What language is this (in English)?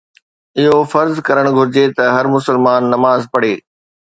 Sindhi